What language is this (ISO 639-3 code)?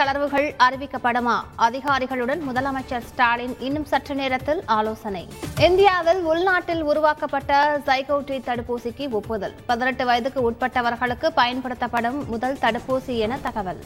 tam